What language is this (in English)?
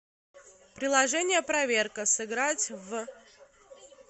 Russian